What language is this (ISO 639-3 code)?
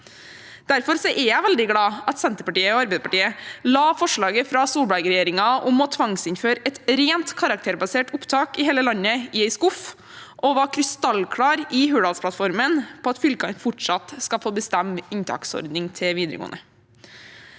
nor